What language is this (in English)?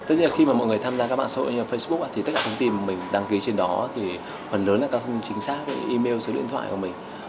Vietnamese